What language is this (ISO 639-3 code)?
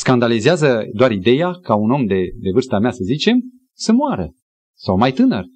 ron